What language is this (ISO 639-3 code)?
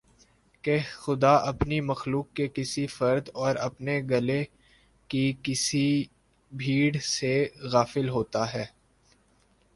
urd